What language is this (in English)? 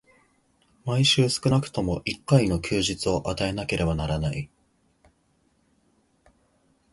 Japanese